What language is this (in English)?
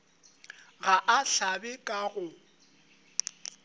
Northern Sotho